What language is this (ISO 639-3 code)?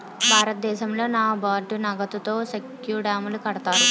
tel